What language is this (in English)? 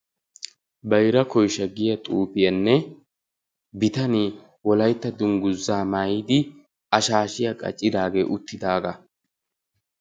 Wolaytta